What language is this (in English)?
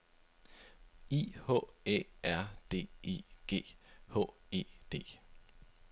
Danish